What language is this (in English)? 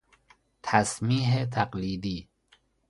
Persian